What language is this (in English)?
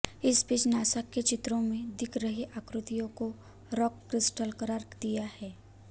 Hindi